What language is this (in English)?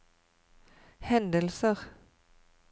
Norwegian